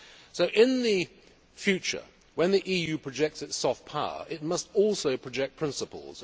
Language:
English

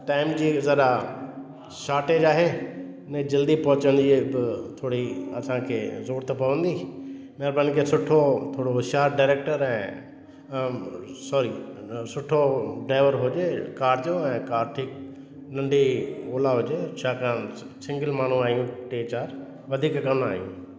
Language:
Sindhi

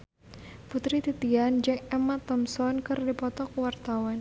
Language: Sundanese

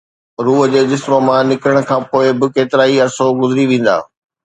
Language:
Sindhi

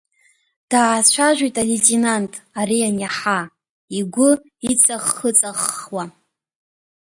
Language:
Abkhazian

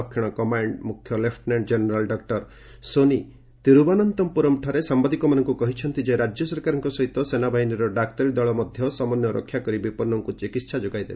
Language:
Odia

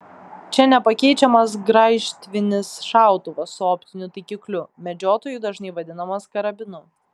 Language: Lithuanian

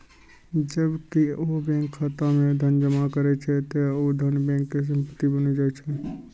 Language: Maithili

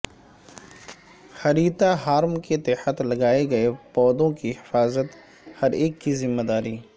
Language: Urdu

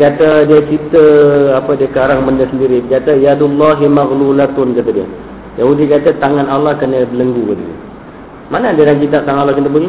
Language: Malay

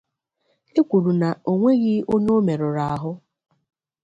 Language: Igbo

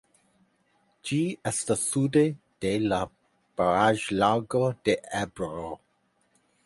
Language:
Esperanto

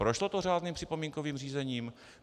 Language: Czech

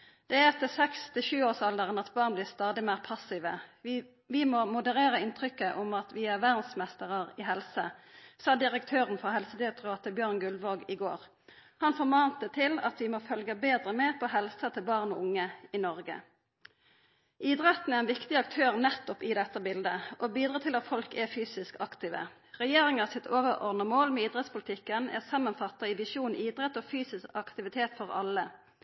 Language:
Norwegian Nynorsk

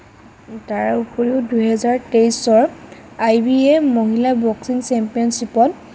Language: Assamese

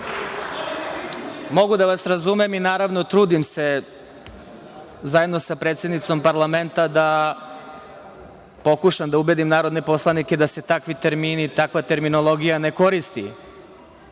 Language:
Serbian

